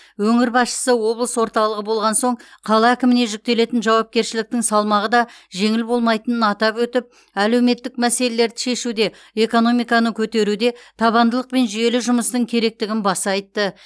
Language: Kazakh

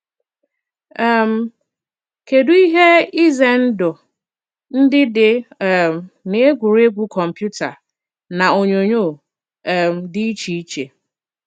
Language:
Igbo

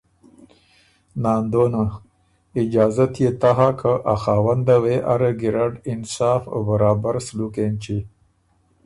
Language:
Ormuri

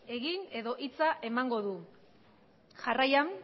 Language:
Basque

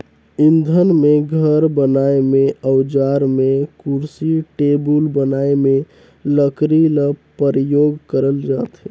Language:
Chhattisgarhi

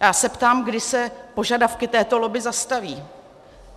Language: Czech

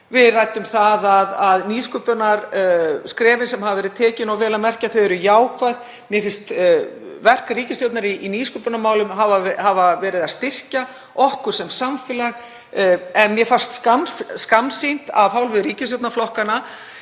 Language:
Icelandic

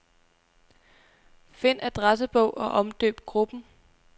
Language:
Danish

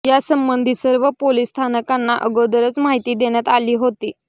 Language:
Marathi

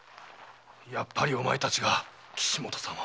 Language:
Japanese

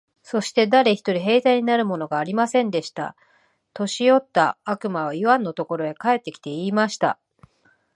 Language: Japanese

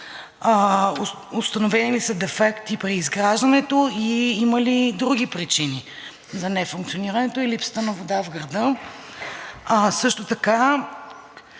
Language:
Bulgarian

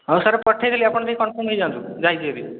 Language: Odia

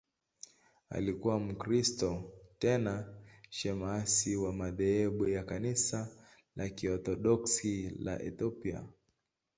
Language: Swahili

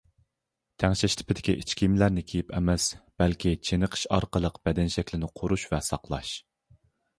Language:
Uyghur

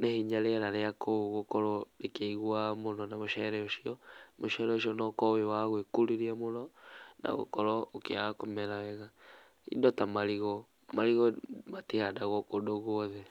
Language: Kikuyu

